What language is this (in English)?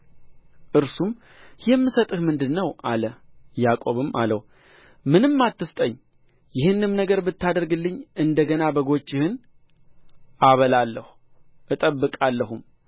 Amharic